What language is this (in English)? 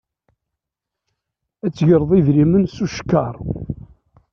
Kabyle